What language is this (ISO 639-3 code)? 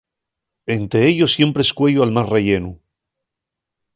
ast